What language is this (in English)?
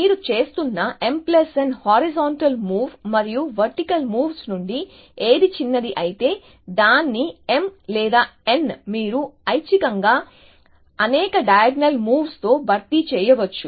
Telugu